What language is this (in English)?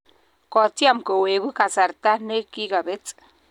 Kalenjin